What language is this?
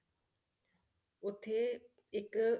Punjabi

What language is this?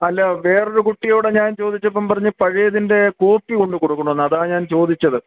Malayalam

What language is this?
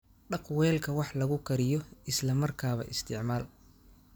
Somali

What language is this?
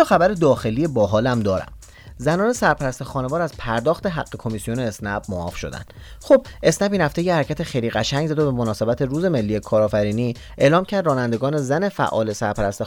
Persian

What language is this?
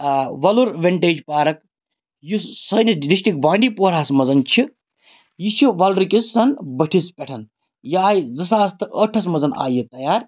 Kashmiri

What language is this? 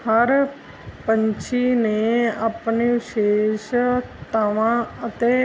Punjabi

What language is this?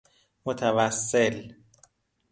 Persian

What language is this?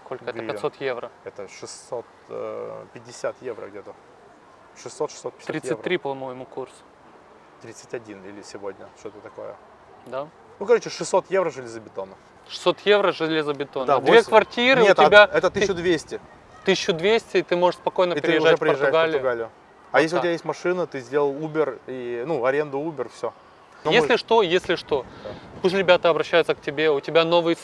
Russian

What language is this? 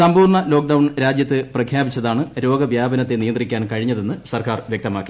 Malayalam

